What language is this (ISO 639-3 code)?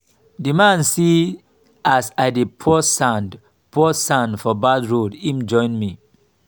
pcm